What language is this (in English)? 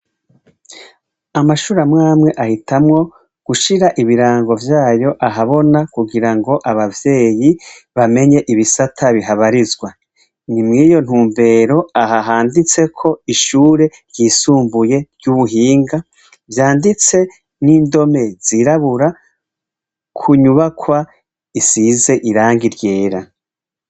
Rundi